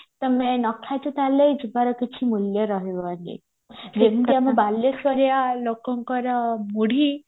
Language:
Odia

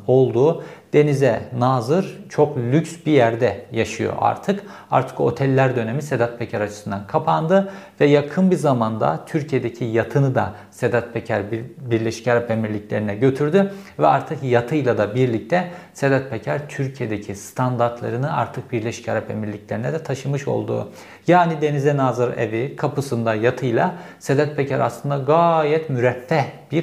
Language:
Turkish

